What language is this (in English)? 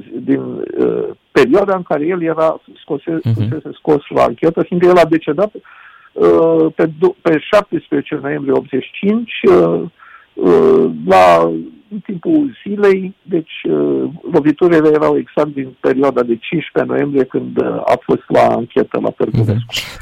Romanian